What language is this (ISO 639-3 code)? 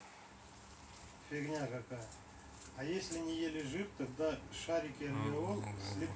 rus